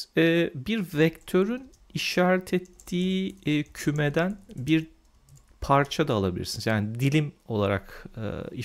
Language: Turkish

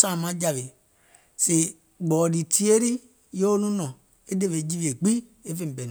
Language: Gola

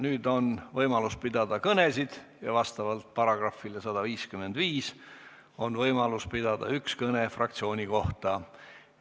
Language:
Estonian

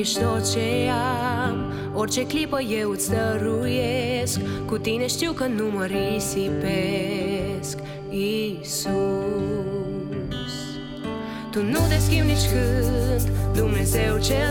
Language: Romanian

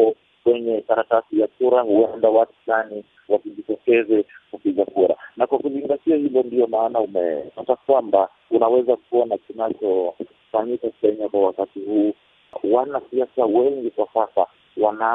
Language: Swahili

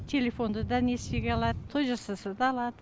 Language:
Kazakh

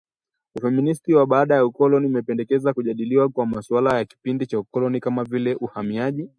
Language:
Swahili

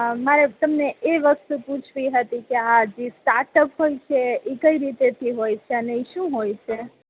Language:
Gujarati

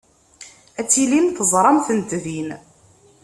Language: Kabyle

